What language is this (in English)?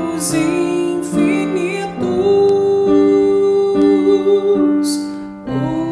Portuguese